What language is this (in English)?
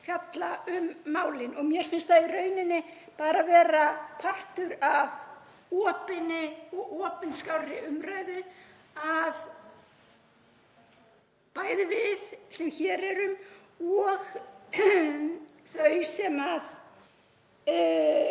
Icelandic